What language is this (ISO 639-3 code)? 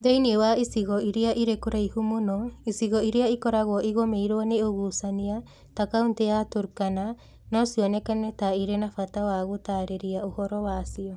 kik